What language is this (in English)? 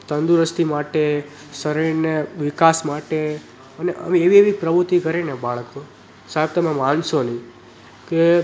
Gujarati